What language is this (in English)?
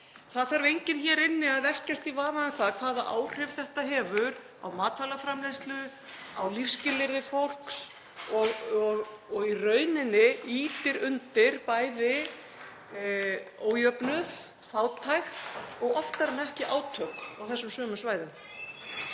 Icelandic